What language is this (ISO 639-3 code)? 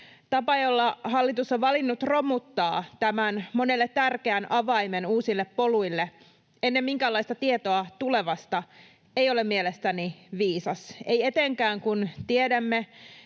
fin